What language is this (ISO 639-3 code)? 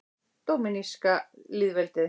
isl